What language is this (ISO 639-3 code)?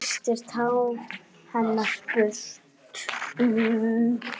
isl